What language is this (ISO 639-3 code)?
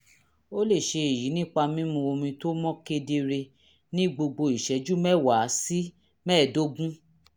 yor